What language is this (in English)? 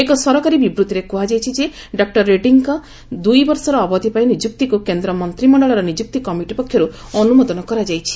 Odia